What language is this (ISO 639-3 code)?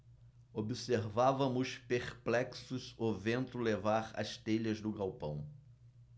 por